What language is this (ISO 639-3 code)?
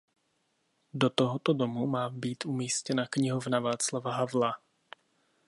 ces